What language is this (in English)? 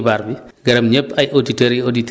Wolof